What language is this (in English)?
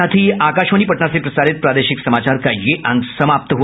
Hindi